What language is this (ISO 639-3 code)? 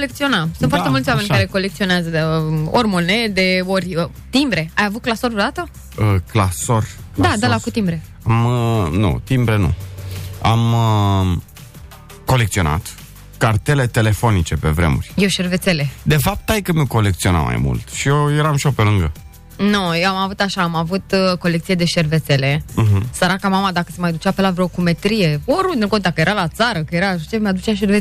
ron